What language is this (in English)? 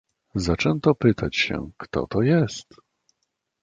Polish